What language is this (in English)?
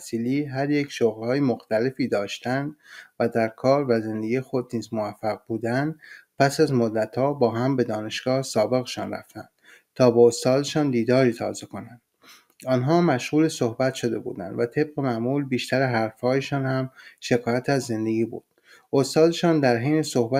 Persian